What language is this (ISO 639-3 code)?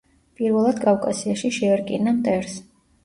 kat